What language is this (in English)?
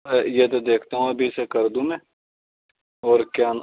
Urdu